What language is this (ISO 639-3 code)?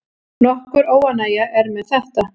isl